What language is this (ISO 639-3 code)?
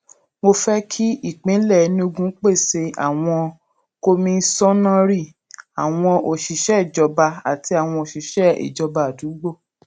yor